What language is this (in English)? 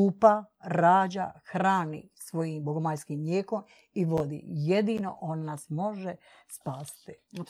Croatian